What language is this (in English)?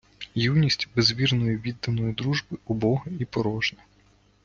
Ukrainian